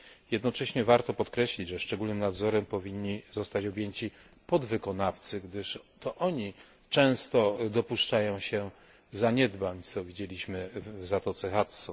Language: Polish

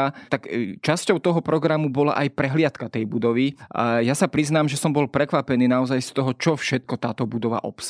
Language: Slovak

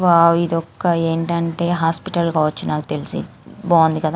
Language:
Telugu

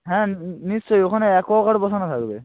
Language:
Bangla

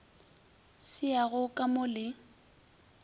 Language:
Northern Sotho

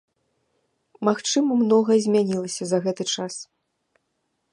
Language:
Belarusian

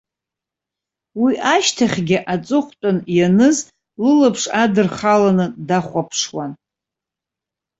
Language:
Abkhazian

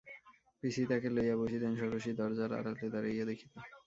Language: Bangla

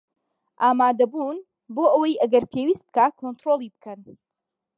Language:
Central Kurdish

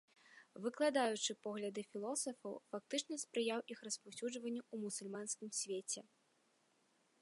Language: Belarusian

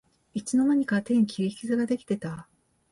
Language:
Japanese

